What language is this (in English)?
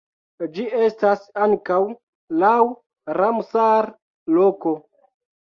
Esperanto